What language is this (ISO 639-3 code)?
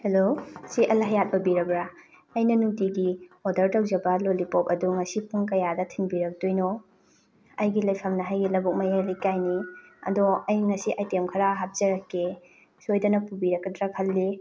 mni